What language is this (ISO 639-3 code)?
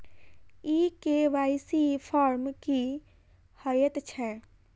mai